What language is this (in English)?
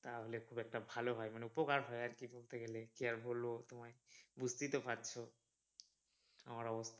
Bangla